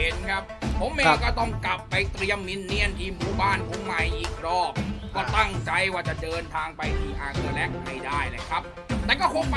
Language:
Thai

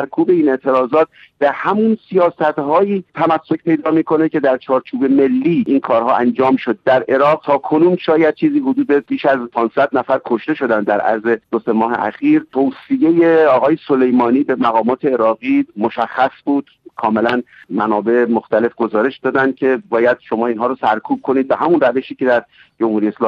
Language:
Persian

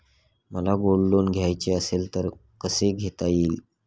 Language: Marathi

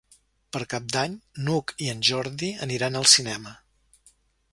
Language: Catalan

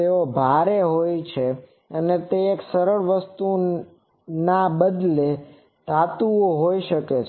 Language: Gujarati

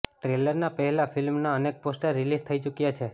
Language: Gujarati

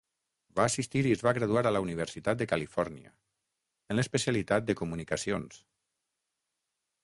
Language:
Catalan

